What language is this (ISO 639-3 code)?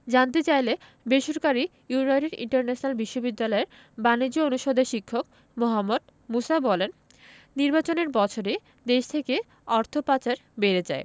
ben